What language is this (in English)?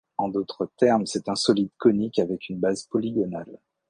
French